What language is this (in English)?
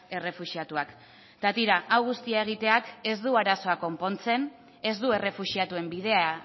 Basque